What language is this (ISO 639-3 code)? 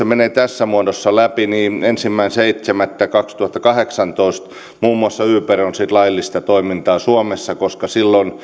fin